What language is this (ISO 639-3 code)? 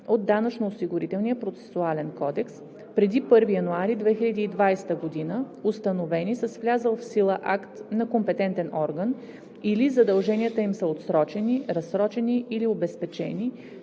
bul